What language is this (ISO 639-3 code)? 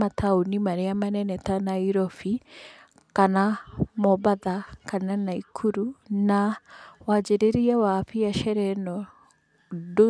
kik